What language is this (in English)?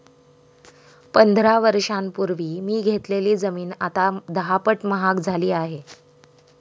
Marathi